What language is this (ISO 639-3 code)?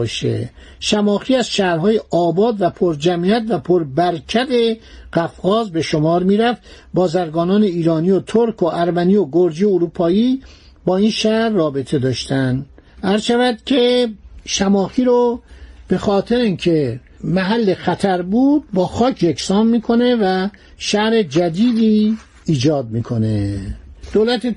fas